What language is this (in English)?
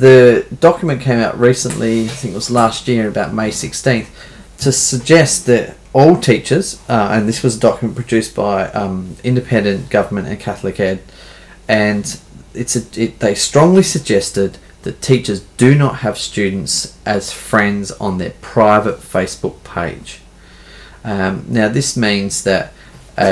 English